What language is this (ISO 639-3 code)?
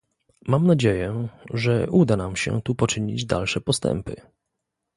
pol